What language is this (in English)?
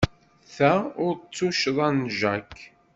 Kabyle